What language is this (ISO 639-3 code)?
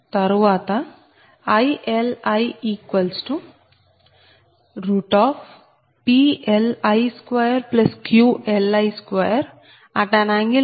tel